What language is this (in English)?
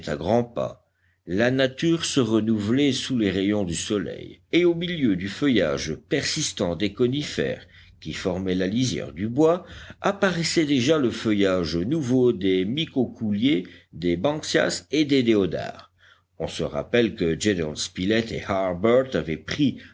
French